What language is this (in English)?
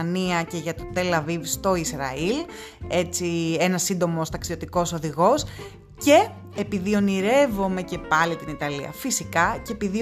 Greek